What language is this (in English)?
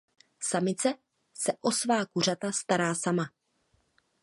Czech